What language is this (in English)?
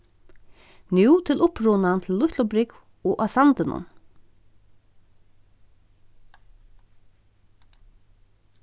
Faroese